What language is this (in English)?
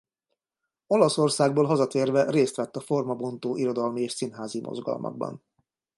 Hungarian